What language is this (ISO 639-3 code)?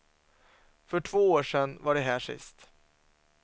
swe